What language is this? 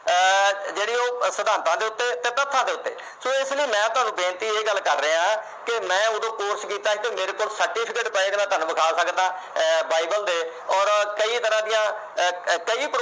Punjabi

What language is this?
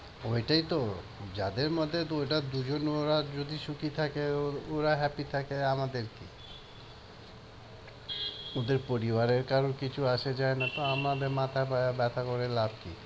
Bangla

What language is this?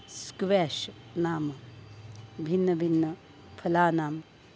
Sanskrit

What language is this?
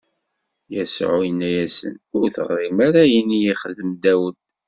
Kabyle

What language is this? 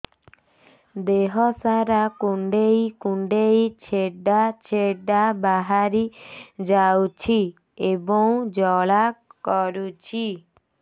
Odia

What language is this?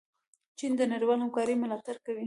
Pashto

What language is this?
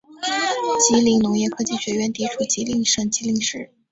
Chinese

